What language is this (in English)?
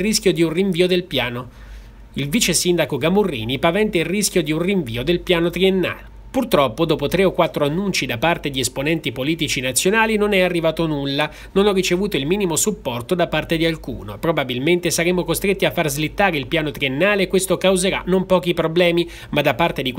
Italian